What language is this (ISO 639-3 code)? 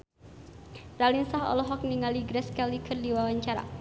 sun